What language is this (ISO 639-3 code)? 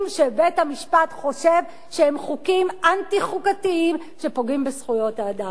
heb